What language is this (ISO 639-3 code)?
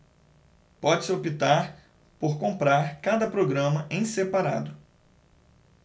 por